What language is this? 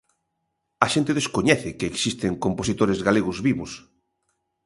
Galician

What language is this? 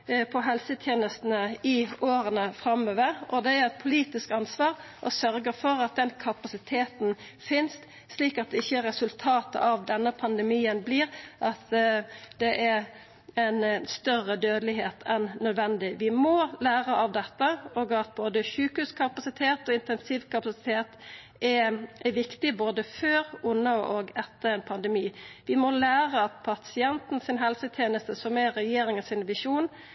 Norwegian Nynorsk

